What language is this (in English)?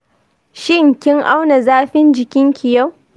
Hausa